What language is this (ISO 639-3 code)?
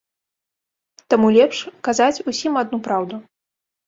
bel